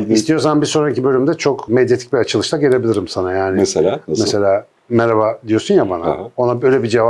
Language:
Turkish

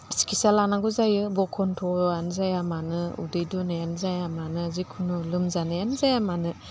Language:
Bodo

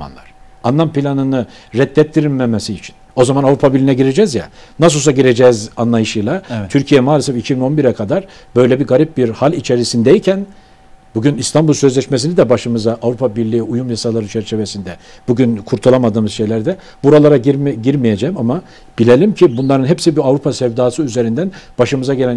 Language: Turkish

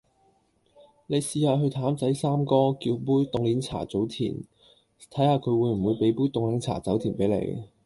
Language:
Cantonese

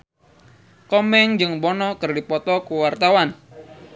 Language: Sundanese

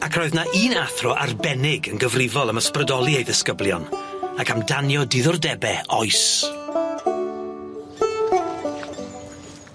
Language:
Welsh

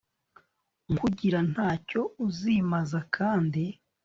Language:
Kinyarwanda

